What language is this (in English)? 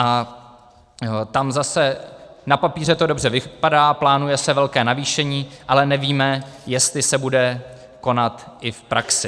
Czech